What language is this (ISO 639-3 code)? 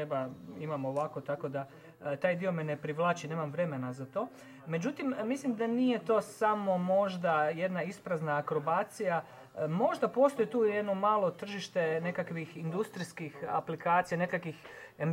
hrv